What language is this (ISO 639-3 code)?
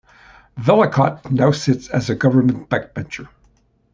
eng